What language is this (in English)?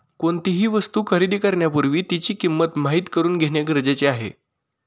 Marathi